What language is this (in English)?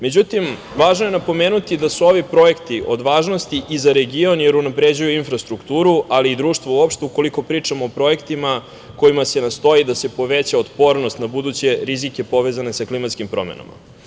Serbian